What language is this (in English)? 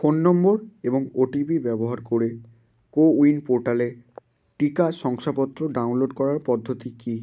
Bangla